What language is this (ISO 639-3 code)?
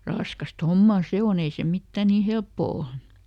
fin